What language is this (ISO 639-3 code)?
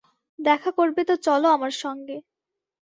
ben